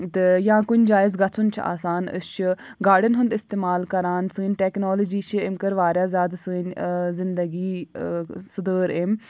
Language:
Kashmiri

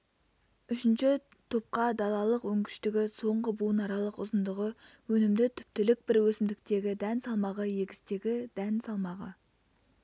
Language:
Kazakh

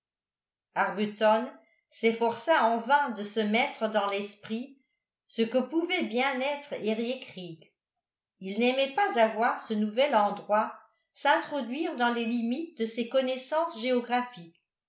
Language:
French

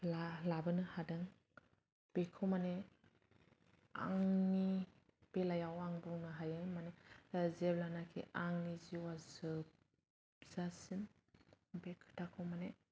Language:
Bodo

